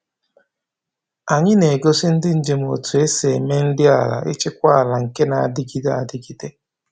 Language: Igbo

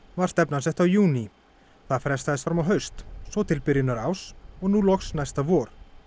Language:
Icelandic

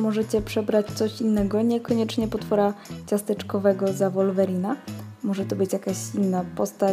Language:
Polish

